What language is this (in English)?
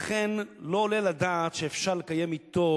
Hebrew